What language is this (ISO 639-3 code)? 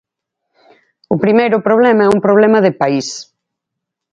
glg